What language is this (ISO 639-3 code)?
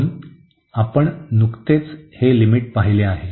mar